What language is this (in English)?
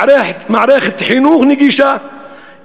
Hebrew